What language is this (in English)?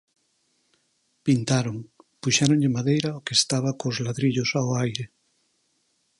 Galician